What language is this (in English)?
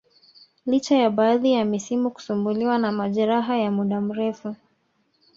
Swahili